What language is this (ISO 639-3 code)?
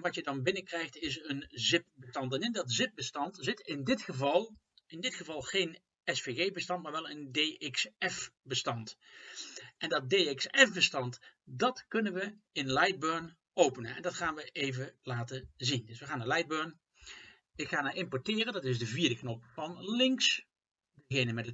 nld